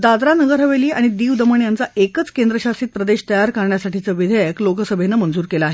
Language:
Marathi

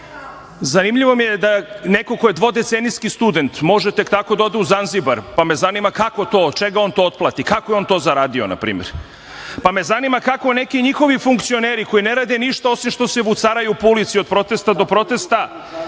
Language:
Serbian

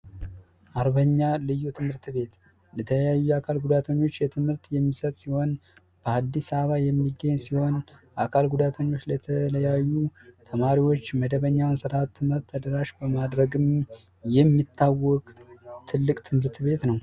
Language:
Amharic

